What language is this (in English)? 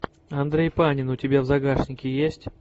Russian